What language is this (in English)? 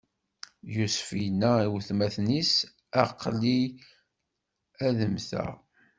Kabyle